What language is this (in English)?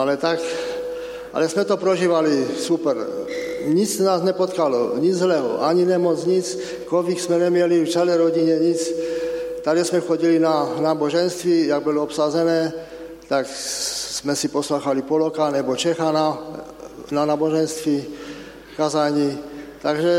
Czech